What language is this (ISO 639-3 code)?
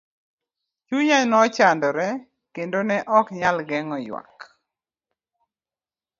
luo